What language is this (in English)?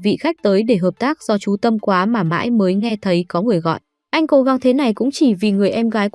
Vietnamese